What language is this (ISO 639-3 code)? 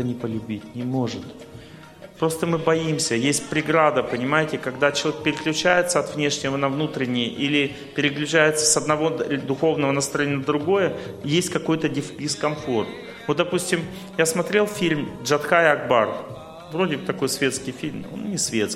rus